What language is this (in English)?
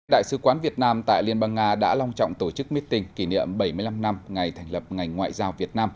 Vietnamese